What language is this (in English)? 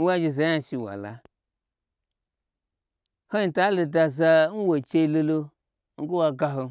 Gbagyi